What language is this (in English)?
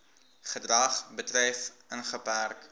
Afrikaans